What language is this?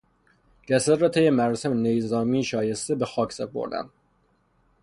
Persian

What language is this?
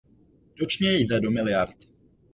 Czech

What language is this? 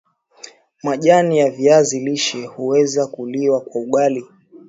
Swahili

